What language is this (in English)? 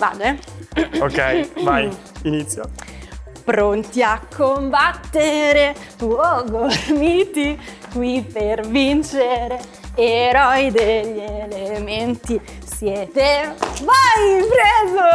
Italian